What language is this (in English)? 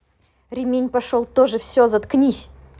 Russian